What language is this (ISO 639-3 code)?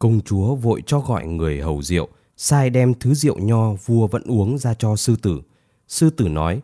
vie